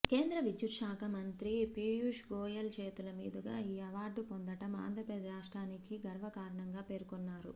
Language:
Telugu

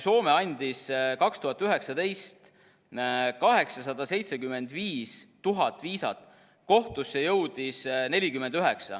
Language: Estonian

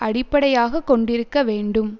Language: Tamil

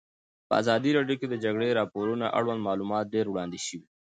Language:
Pashto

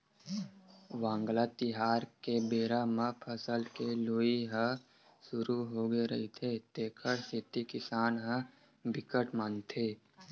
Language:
Chhattisgarhi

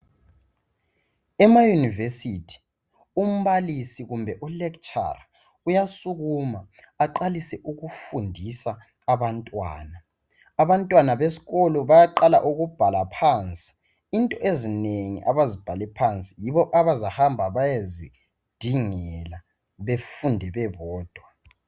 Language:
North Ndebele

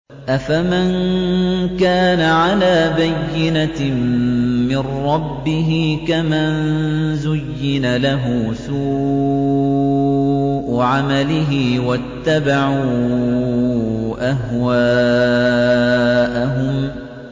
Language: Arabic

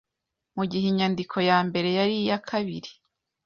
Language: Kinyarwanda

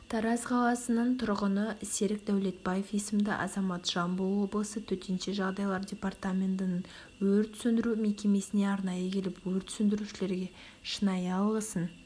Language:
Kazakh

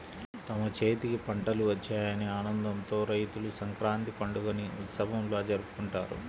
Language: Telugu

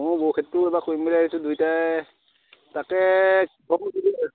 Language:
Assamese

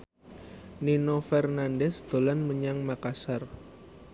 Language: Javanese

